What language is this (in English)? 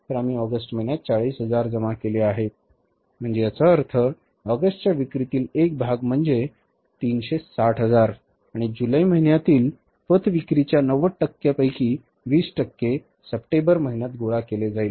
Marathi